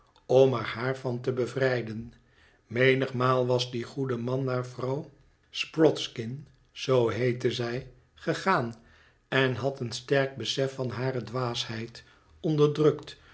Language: Dutch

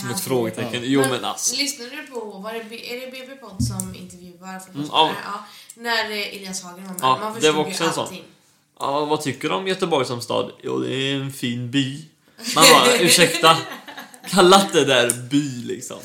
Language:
Swedish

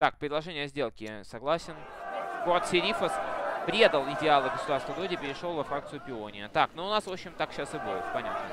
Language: Russian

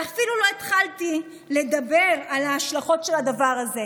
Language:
Hebrew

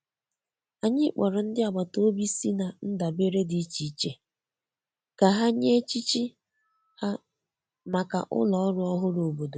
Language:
Igbo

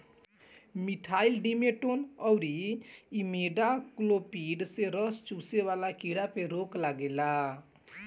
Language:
Bhojpuri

